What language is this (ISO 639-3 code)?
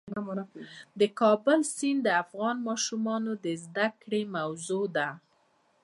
pus